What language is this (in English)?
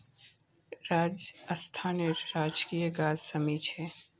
Magahi